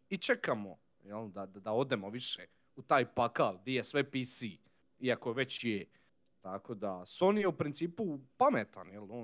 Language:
Croatian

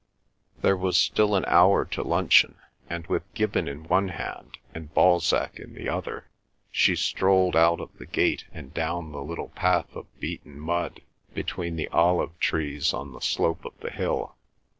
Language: English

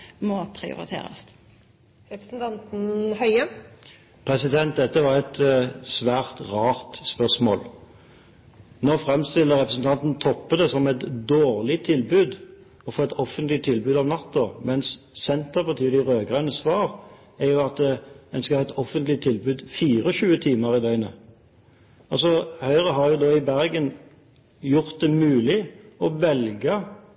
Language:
Norwegian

